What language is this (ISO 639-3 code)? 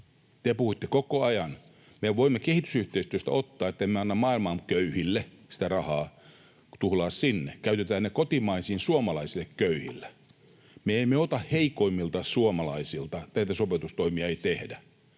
fin